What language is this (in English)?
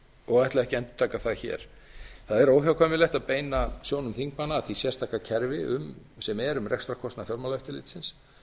Icelandic